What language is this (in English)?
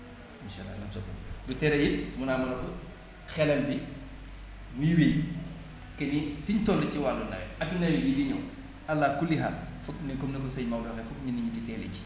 Wolof